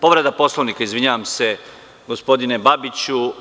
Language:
Serbian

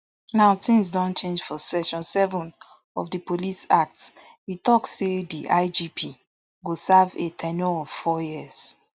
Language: Nigerian Pidgin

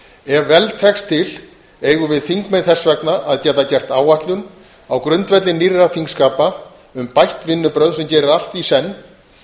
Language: Icelandic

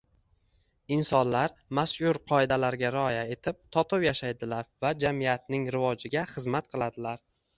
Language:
Uzbek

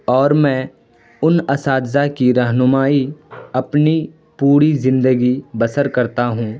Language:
Urdu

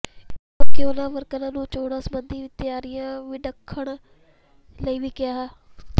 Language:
Punjabi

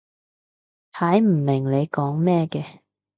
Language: Cantonese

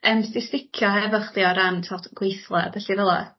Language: Welsh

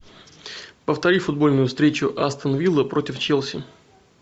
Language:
Russian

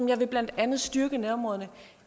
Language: Danish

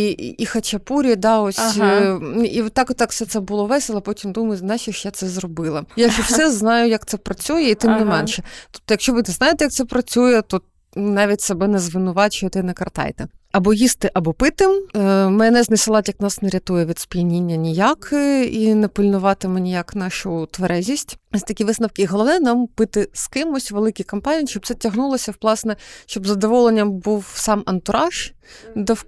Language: Ukrainian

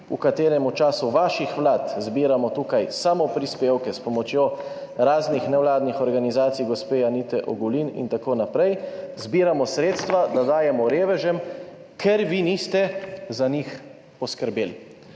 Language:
Slovenian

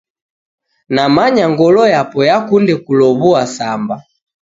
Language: Taita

